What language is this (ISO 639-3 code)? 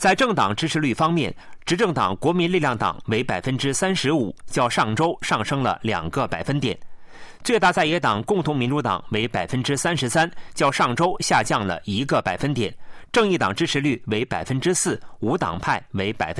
zho